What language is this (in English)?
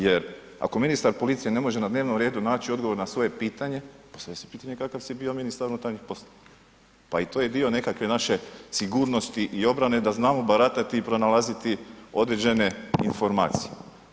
Croatian